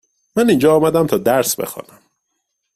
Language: Persian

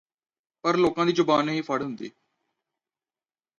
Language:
Punjabi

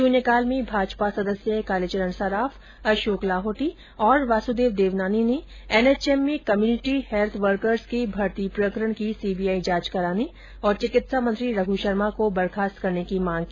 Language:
Hindi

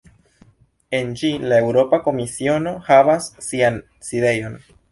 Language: Esperanto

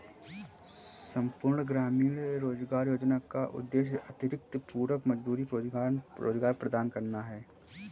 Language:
Hindi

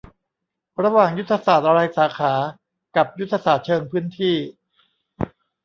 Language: Thai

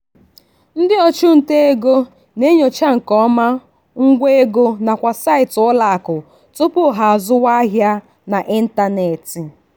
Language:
Igbo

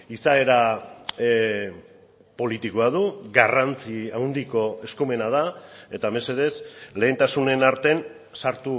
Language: Basque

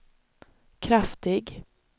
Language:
Swedish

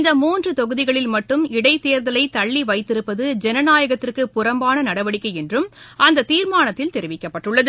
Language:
Tamil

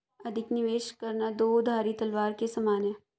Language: Hindi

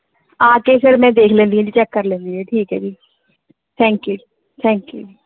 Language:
Punjabi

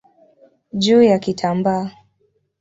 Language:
Swahili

